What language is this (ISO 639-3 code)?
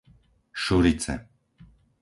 slk